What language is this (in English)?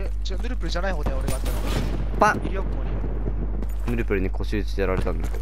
Japanese